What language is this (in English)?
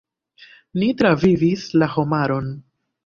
Esperanto